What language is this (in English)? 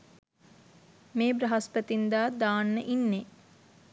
Sinhala